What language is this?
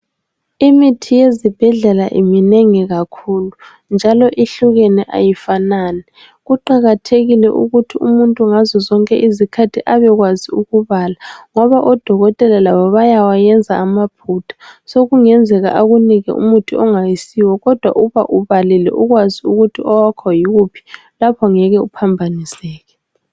North Ndebele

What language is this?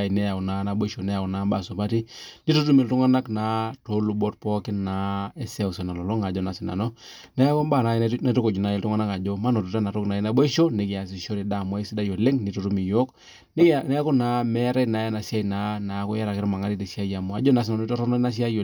Masai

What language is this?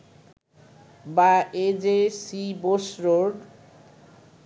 Bangla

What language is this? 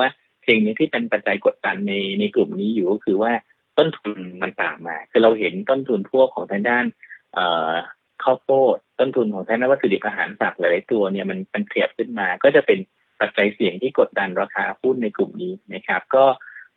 Thai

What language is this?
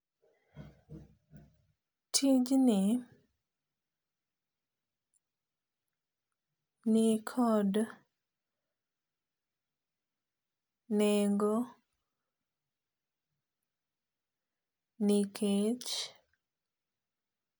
Luo (Kenya and Tanzania)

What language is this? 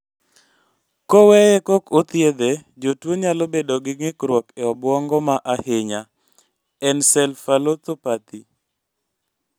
Luo (Kenya and Tanzania)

